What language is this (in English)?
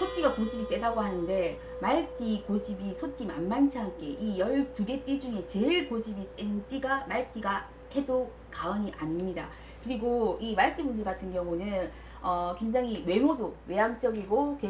Korean